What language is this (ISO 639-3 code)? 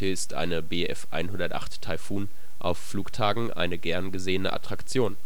deu